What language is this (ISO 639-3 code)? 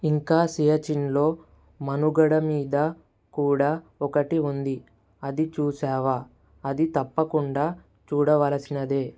tel